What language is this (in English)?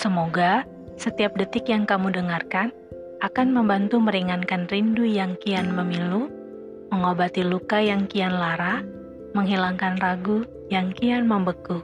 Indonesian